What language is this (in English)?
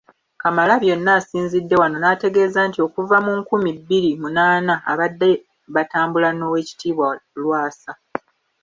Ganda